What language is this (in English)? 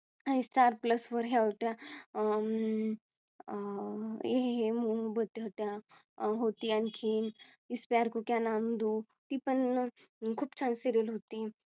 Marathi